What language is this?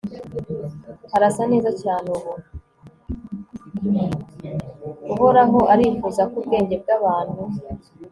Kinyarwanda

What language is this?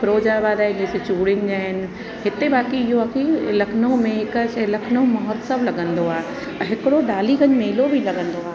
Sindhi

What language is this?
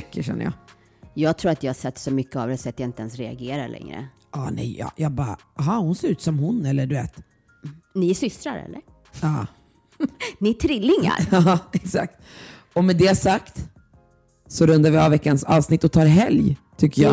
Swedish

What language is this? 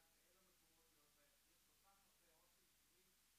Hebrew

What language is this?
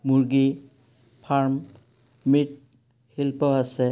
Assamese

